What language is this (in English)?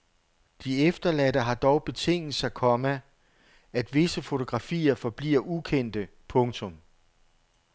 Danish